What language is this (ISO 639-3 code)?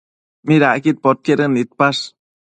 mcf